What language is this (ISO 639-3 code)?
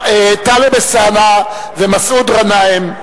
heb